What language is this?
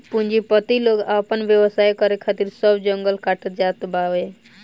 Bhojpuri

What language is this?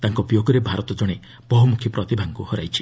Odia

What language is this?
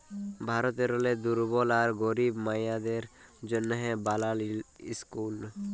Bangla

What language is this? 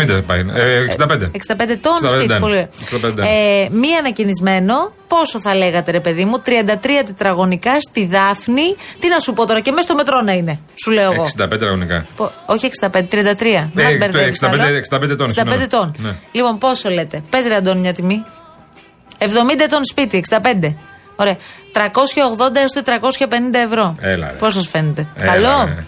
Greek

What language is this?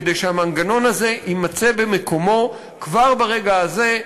Hebrew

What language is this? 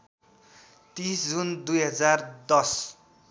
Nepali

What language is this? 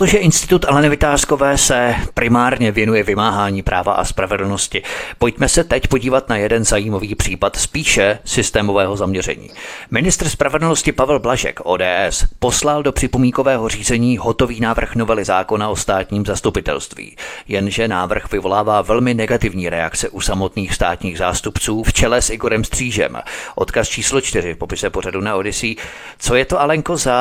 Czech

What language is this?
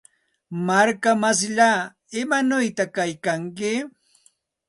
Santa Ana de Tusi Pasco Quechua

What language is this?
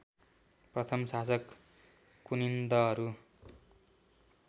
Nepali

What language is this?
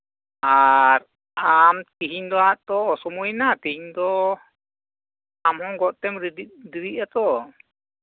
Santali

